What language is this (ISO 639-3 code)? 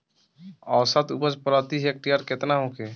bho